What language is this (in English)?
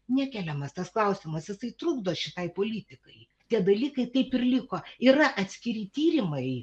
Lithuanian